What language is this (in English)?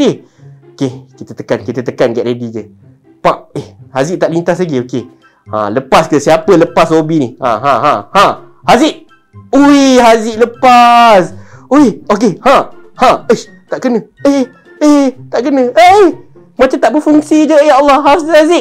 Malay